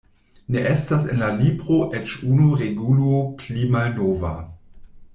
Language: Esperanto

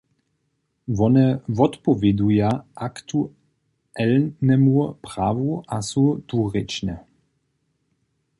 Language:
Upper Sorbian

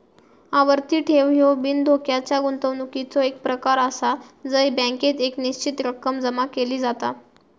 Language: Marathi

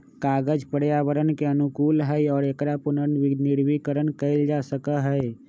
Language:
Magahi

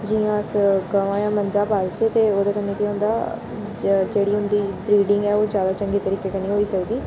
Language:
Dogri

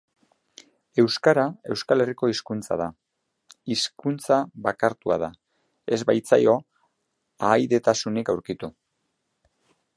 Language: Basque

